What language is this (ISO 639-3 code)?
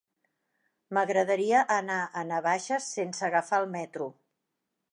cat